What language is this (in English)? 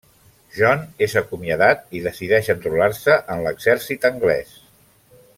Catalan